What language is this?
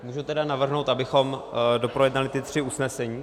Czech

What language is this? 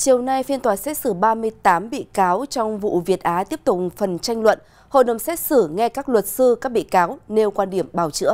Vietnamese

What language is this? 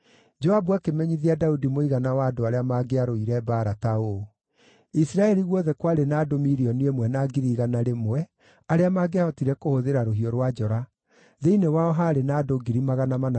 Kikuyu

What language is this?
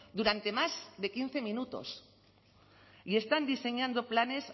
Spanish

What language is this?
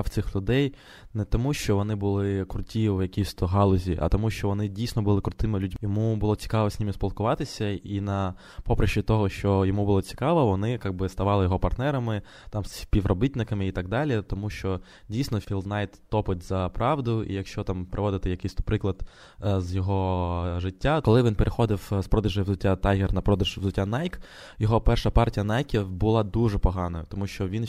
Ukrainian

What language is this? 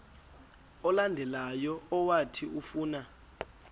Xhosa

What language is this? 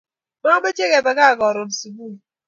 Kalenjin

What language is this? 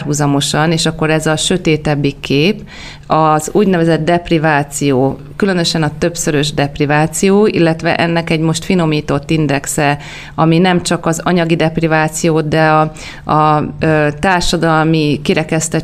Hungarian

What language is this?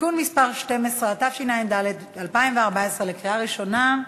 Hebrew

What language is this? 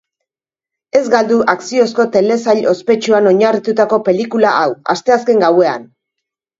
Basque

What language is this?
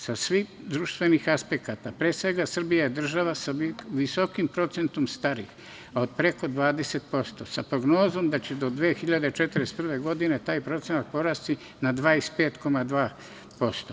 Serbian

